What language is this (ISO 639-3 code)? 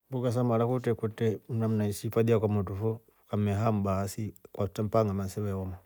rof